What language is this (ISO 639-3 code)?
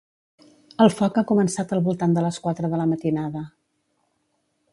cat